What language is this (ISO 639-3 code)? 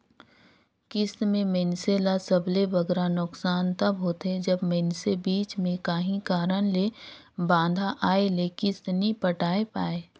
hne